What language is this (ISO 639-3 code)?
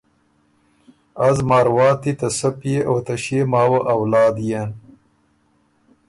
oru